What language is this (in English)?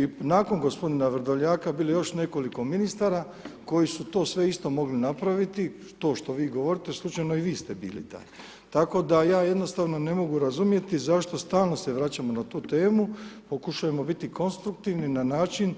Croatian